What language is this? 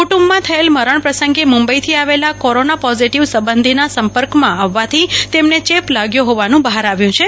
Gujarati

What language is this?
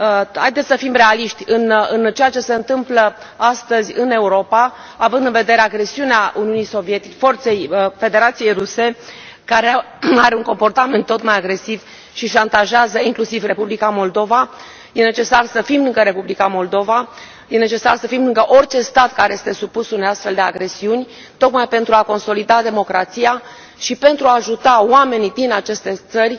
Romanian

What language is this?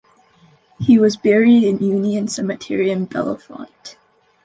English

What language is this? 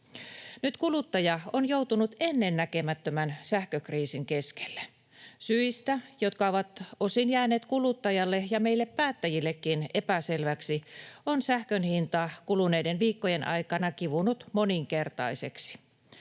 Finnish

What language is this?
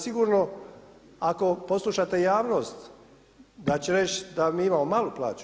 Croatian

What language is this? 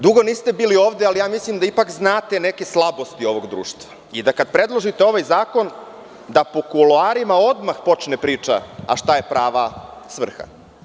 Serbian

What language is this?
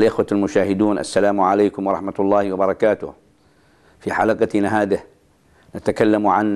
Arabic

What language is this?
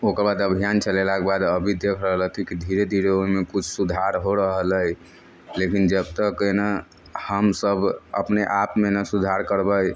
Maithili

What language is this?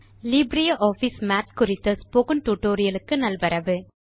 Tamil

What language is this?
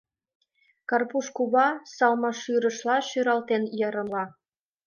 Mari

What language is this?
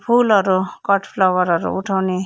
Nepali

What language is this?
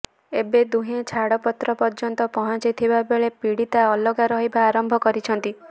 Odia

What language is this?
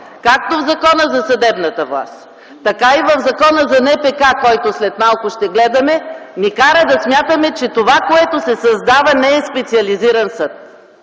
Bulgarian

